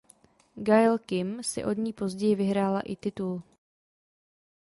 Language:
Czech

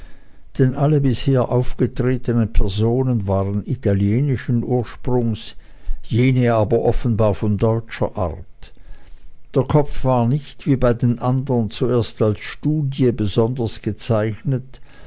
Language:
German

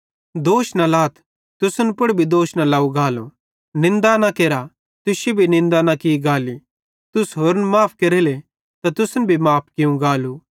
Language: Bhadrawahi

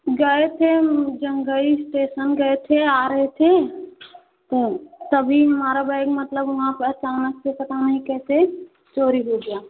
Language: Hindi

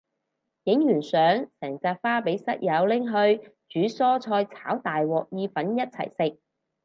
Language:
Cantonese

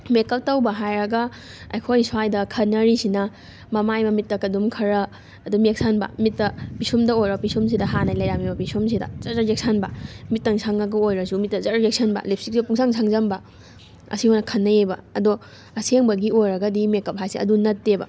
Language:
Manipuri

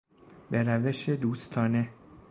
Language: Persian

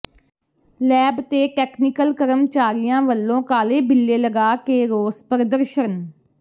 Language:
Punjabi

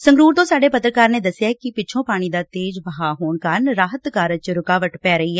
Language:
Punjabi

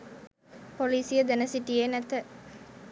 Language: Sinhala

